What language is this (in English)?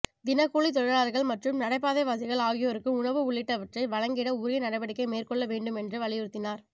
Tamil